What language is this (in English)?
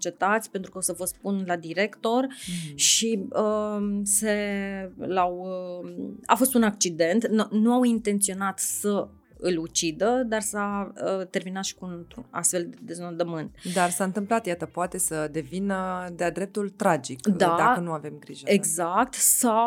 Romanian